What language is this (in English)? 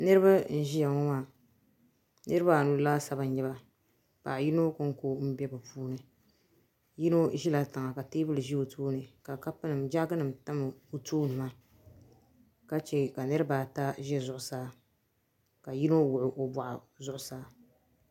Dagbani